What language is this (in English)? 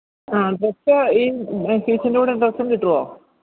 Malayalam